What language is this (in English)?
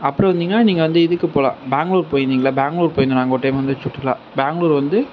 Tamil